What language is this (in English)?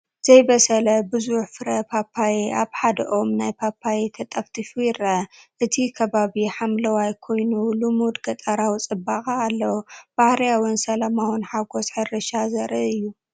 Tigrinya